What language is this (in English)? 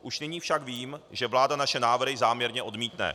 Czech